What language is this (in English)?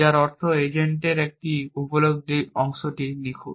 Bangla